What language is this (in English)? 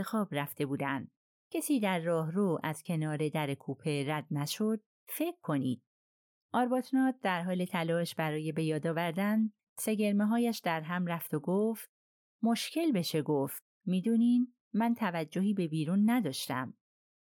Persian